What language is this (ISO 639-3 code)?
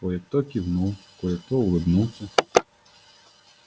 rus